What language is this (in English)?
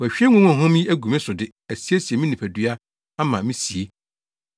Akan